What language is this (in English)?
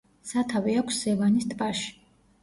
Georgian